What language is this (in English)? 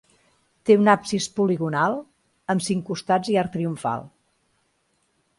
Catalan